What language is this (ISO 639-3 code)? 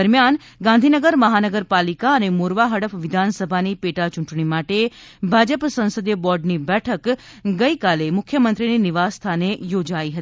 guj